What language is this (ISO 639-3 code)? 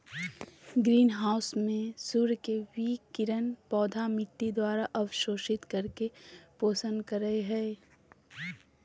mag